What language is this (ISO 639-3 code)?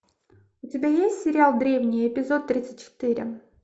rus